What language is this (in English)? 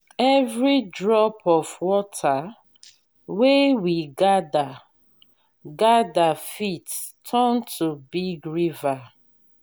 Nigerian Pidgin